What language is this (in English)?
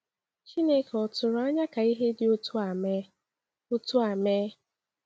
Igbo